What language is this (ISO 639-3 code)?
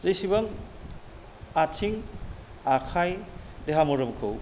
brx